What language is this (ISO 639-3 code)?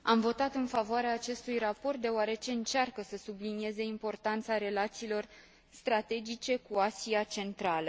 ron